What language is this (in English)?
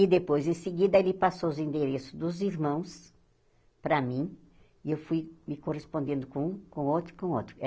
Portuguese